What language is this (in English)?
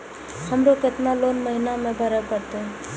Maithili